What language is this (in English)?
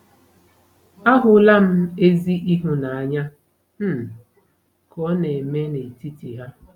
Igbo